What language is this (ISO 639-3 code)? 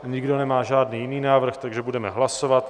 ces